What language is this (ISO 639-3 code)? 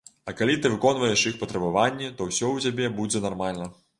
bel